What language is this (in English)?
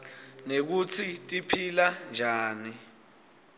Swati